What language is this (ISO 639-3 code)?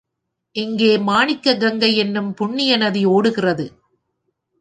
tam